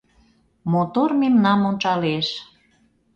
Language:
Mari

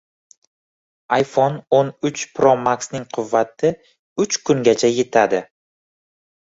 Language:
Uzbek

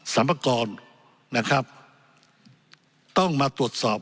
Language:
Thai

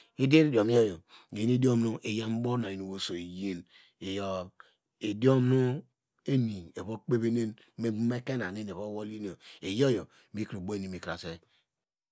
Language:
Degema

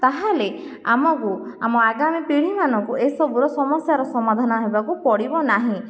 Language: Odia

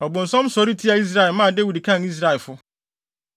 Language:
Akan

